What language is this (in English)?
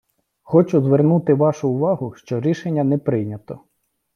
Ukrainian